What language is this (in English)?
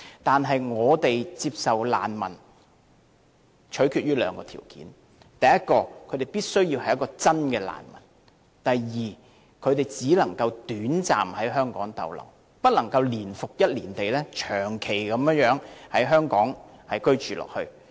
Cantonese